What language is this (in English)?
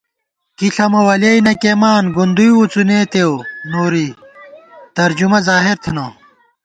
Gawar-Bati